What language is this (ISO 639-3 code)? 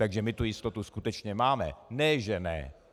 ces